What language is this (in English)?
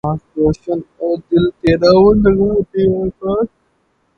Urdu